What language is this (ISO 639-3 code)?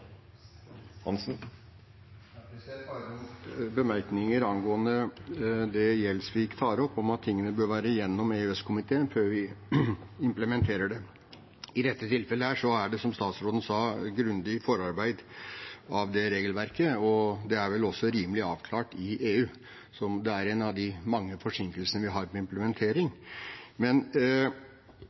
nob